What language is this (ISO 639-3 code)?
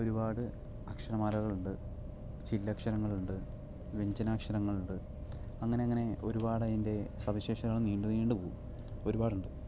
mal